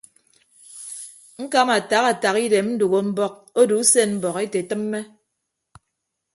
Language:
Ibibio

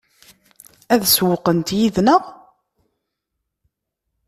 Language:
Kabyle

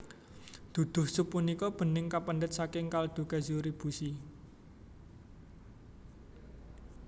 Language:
Javanese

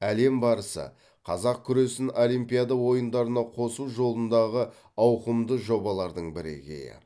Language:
Kazakh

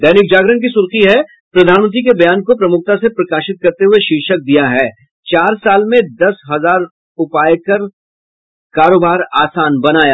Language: Hindi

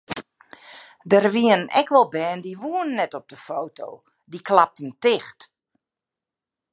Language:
Western Frisian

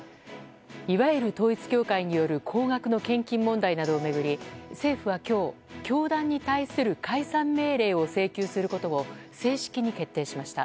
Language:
Japanese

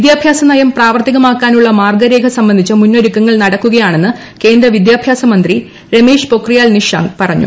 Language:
Malayalam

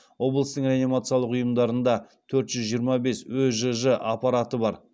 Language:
Kazakh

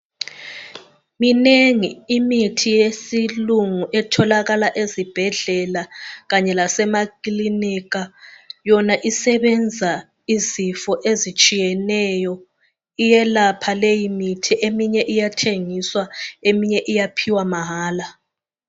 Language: North Ndebele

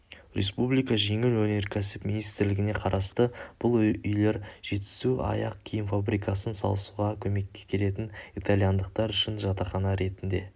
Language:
Kazakh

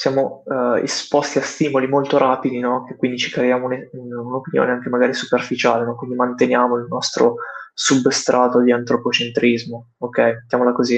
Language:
Italian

